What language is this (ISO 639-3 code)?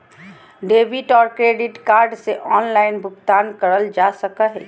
mag